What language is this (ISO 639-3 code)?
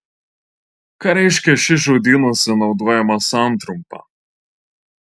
lit